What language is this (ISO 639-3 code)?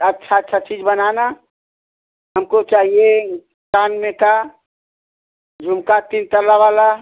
hin